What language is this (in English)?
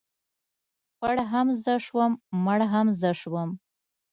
Pashto